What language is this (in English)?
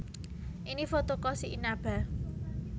Javanese